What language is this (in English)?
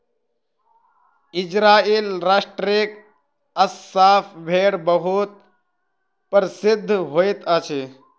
Maithili